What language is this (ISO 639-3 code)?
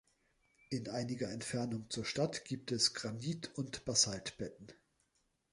deu